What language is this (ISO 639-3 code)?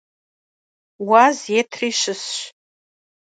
kbd